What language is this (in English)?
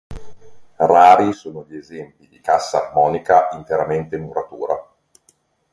Italian